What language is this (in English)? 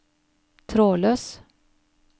Norwegian